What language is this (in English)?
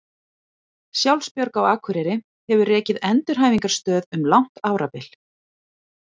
Icelandic